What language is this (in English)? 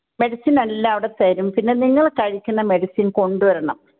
Malayalam